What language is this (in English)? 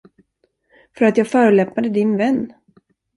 Swedish